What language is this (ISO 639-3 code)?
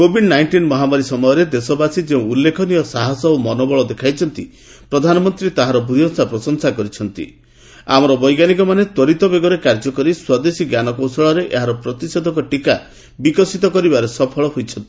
ori